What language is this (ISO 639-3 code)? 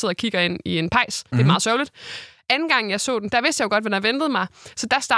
dan